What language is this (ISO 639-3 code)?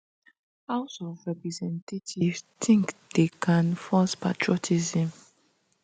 pcm